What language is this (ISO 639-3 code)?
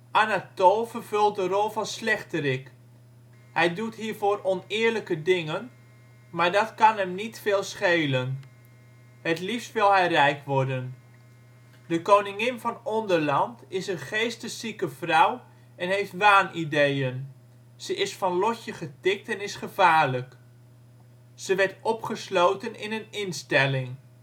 nld